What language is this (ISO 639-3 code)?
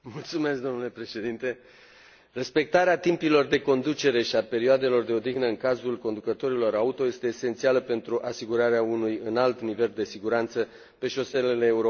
ron